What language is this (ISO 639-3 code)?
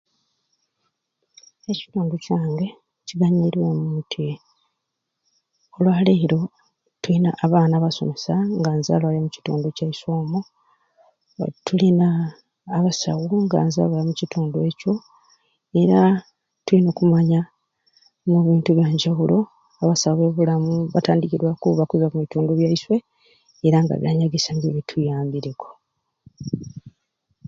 ruc